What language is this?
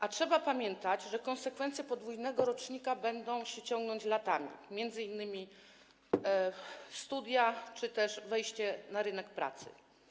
Polish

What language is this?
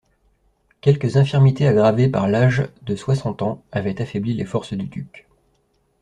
French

